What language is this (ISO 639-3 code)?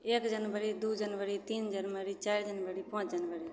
mai